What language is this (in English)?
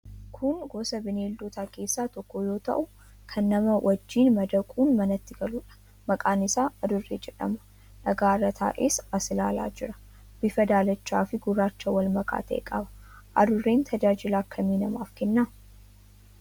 Oromo